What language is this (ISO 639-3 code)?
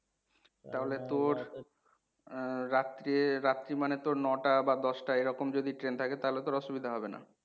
ben